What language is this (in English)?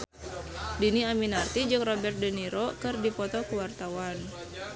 Sundanese